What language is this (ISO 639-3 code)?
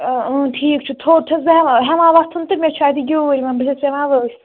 kas